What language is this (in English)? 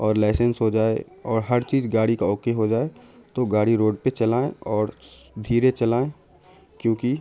Urdu